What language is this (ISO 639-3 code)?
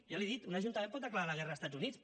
cat